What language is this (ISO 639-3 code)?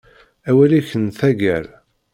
kab